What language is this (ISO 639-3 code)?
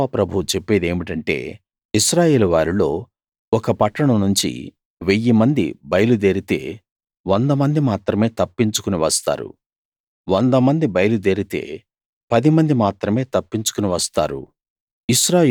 tel